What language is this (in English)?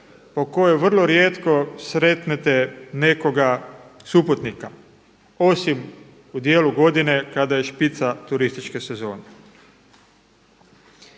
Croatian